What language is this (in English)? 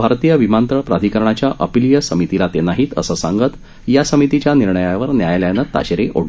Marathi